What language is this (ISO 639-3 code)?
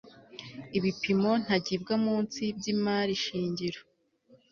kin